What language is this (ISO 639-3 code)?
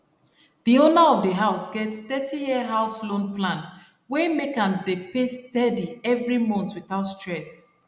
pcm